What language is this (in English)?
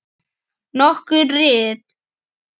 Icelandic